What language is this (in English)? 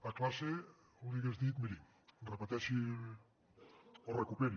Catalan